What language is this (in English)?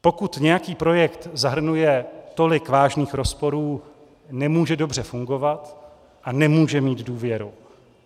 Czech